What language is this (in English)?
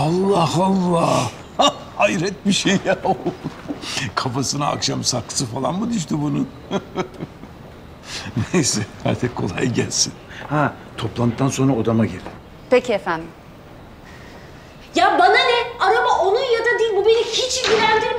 Turkish